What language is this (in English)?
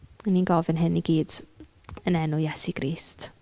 Welsh